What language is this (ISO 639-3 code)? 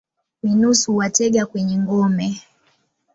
swa